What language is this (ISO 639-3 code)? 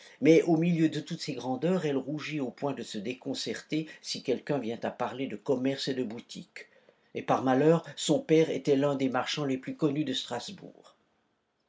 fra